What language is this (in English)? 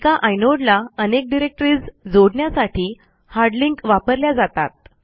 Marathi